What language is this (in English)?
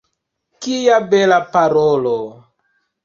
Esperanto